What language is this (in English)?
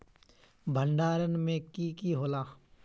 Magahi